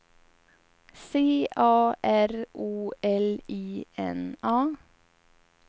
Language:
Swedish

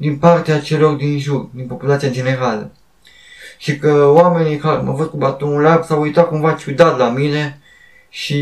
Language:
Romanian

